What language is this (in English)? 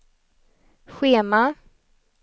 Swedish